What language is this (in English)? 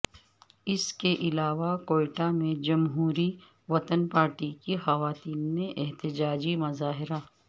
Urdu